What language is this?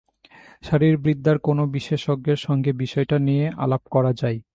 Bangla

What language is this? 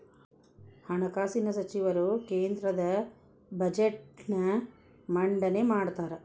Kannada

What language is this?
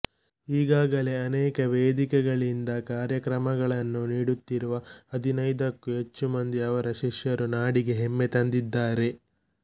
Kannada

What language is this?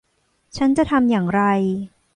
Thai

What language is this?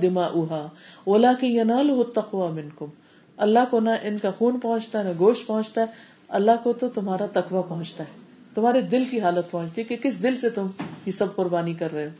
Urdu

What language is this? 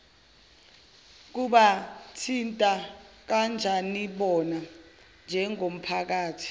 Zulu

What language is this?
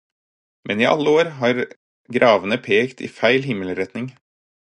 Norwegian Bokmål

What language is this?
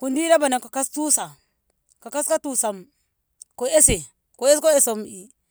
Ngamo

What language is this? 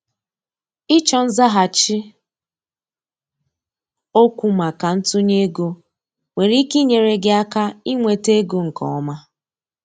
Igbo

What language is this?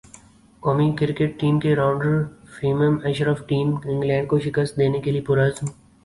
Urdu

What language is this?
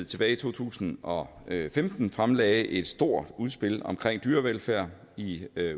Danish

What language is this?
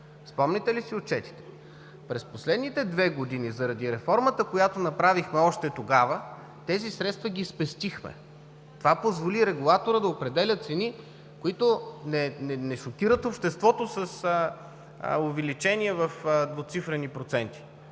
Bulgarian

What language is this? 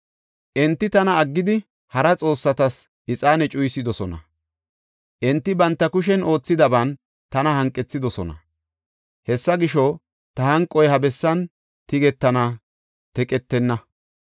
Gofa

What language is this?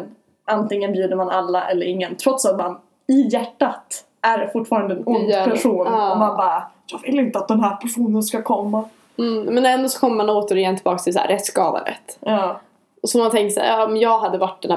Swedish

